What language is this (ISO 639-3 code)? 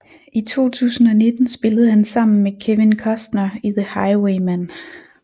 dan